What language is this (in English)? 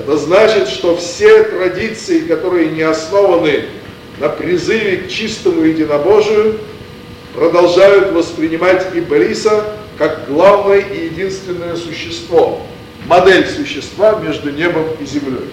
Russian